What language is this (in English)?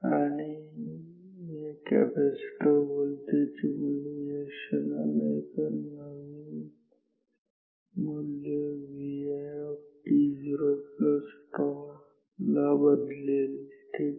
Marathi